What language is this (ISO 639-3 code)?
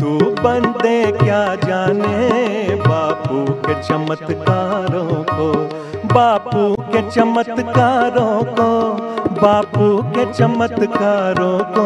hin